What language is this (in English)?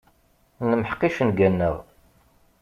Kabyle